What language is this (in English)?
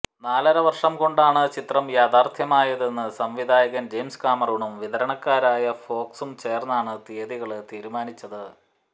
Malayalam